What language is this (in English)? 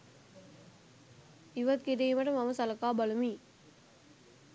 Sinhala